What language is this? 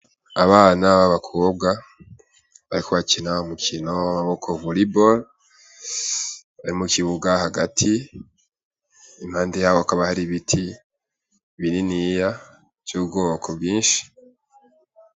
Rundi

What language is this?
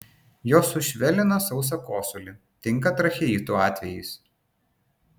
Lithuanian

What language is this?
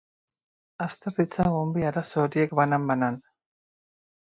Basque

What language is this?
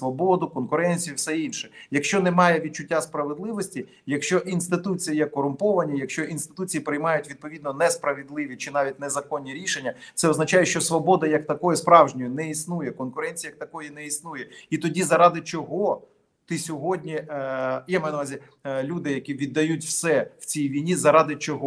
Ukrainian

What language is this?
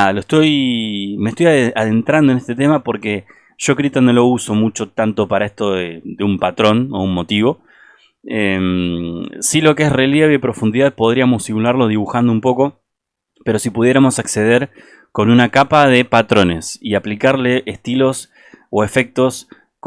Spanish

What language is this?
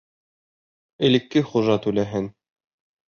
Bashkir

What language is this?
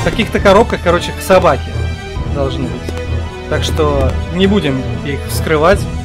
Russian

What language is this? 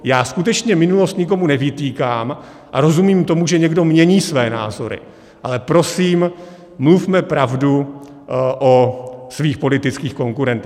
Czech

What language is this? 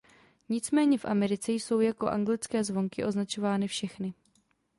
Czech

